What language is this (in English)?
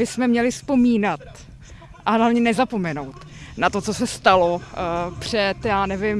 Czech